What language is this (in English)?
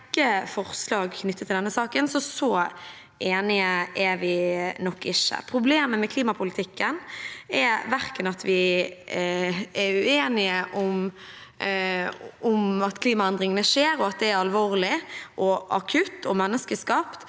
Norwegian